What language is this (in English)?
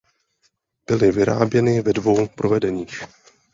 Czech